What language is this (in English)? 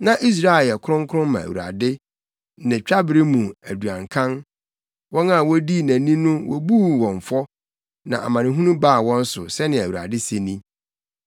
Akan